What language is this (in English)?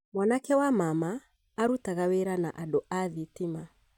Kikuyu